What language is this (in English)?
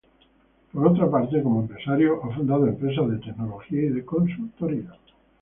Spanish